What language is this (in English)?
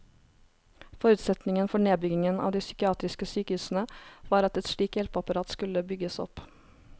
Norwegian